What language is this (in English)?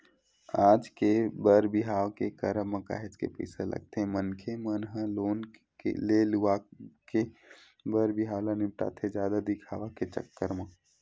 Chhattisgarhi